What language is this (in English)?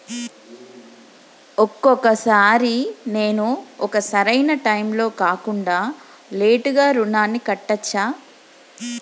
Telugu